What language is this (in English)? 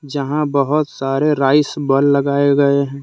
Hindi